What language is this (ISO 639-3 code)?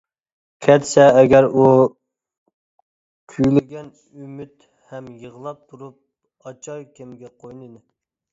uig